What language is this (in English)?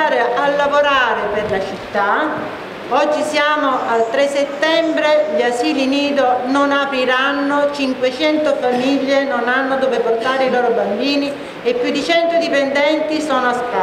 Italian